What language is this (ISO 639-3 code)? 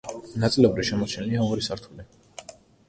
kat